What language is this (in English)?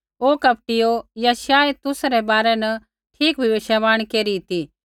Kullu Pahari